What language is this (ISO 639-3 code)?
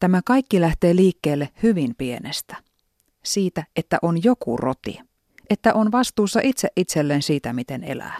fin